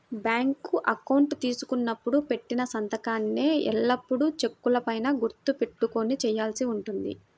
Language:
Telugu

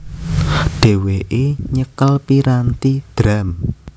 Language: Javanese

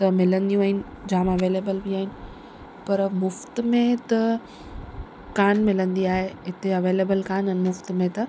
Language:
Sindhi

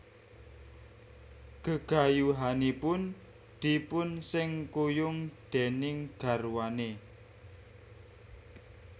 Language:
Javanese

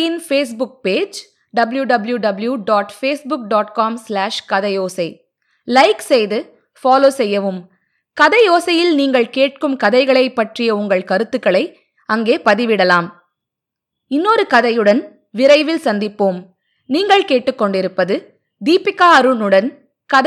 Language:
Tamil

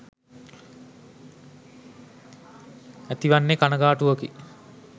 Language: Sinhala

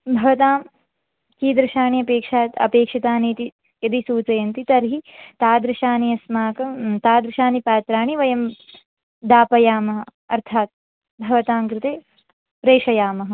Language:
Sanskrit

